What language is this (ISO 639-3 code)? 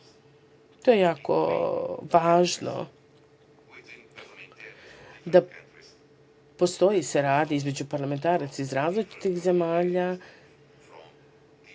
srp